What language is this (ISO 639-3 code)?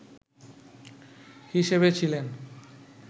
ben